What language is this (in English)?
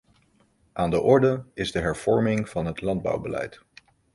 Dutch